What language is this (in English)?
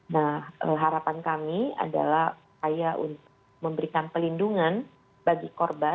Indonesian